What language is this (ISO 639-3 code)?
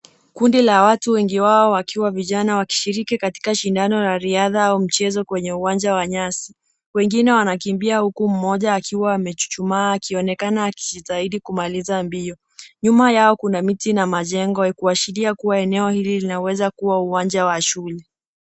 swa